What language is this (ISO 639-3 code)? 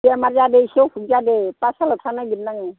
brx